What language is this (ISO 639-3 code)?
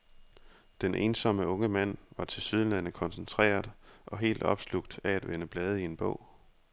dan